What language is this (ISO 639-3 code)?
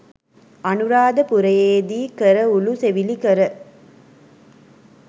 sin